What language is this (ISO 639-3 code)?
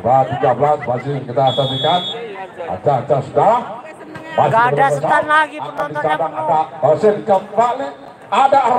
ind